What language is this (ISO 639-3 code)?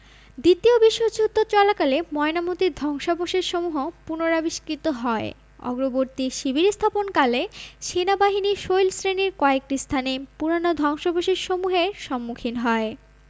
ben